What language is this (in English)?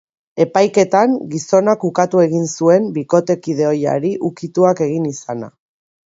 Basque